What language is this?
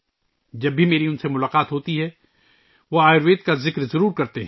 Urdu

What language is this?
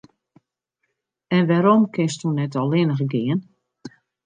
Western Frisian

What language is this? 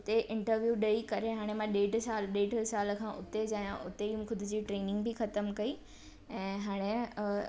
Sindhi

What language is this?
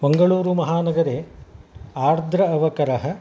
Sanskrit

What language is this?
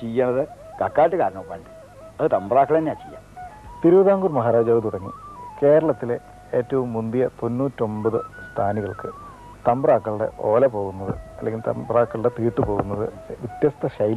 Malayalam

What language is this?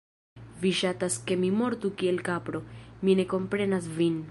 Esperanto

